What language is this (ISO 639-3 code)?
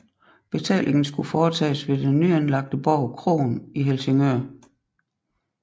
dan